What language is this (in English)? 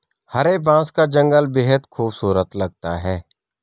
Hindi